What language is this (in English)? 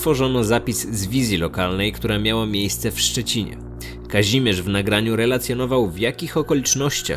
Polish